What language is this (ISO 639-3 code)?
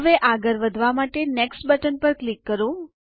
guj